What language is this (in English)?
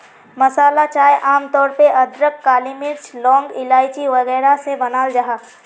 Magahi